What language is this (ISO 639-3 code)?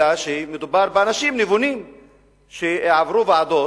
heb